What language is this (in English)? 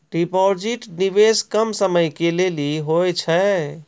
Maithili